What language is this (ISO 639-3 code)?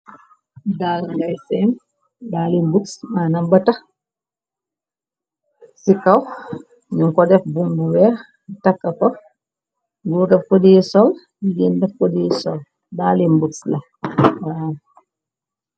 wol